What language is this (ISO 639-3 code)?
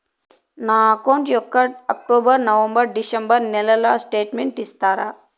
tel